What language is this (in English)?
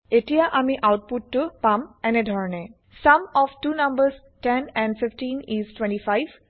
Assamese